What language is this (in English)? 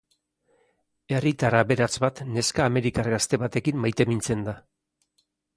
Basque